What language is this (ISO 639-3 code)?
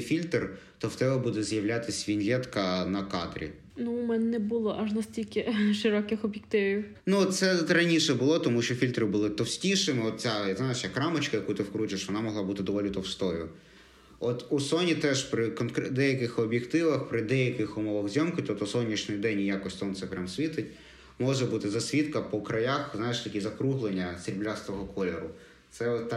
ukr